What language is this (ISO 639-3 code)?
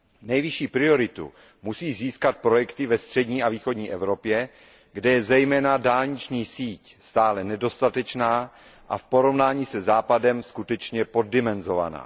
ces